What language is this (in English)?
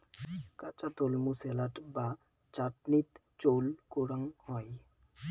Bangla